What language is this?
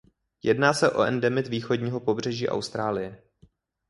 Czech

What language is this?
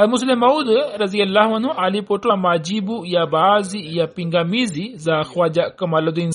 Swahili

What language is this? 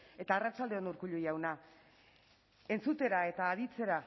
Basque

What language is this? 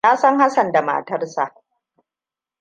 Hausa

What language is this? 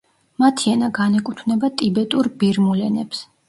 Georgian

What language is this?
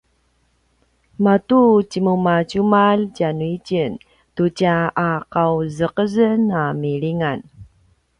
Paiwan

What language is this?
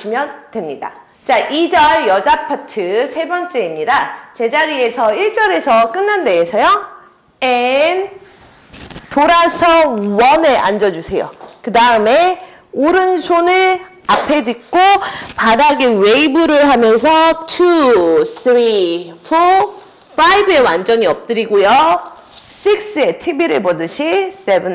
Korean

